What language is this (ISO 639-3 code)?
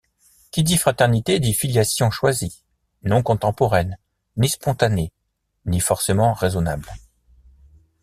fra